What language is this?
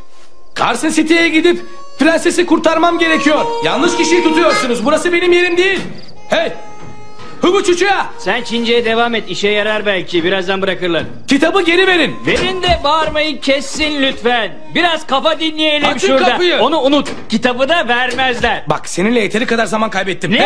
Turkish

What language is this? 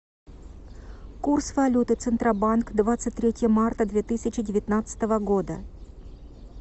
Russian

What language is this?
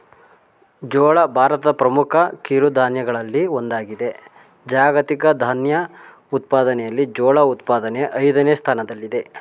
Kannada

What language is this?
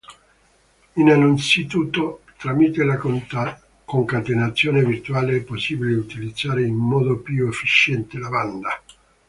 Italian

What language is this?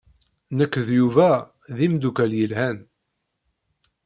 Kabyle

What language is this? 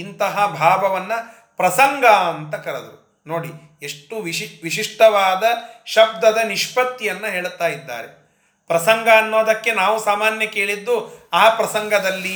Kannada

